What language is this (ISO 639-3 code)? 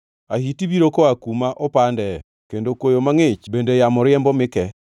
luo